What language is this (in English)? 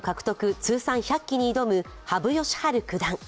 Japanese